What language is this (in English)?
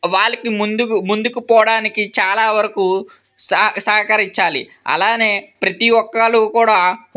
Telugu